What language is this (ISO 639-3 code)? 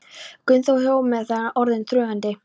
isl